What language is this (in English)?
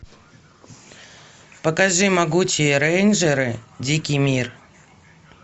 Russian